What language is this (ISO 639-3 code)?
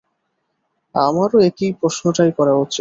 ben